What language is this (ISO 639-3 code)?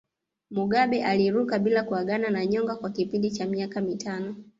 swa